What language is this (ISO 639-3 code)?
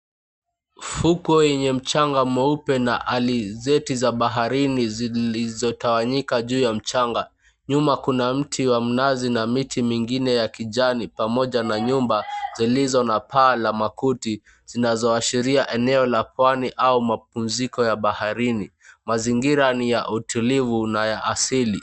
swa